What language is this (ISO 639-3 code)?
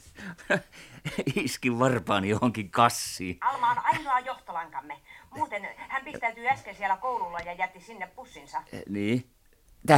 fin